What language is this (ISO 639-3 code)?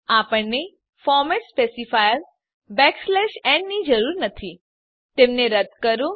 guj